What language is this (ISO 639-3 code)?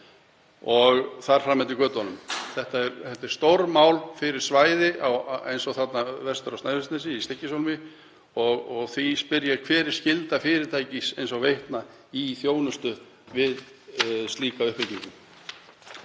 isl